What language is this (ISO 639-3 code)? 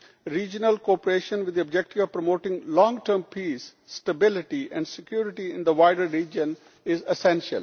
eng